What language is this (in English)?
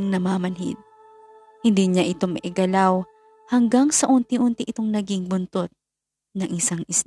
Filipino